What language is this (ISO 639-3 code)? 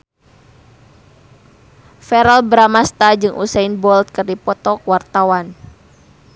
sun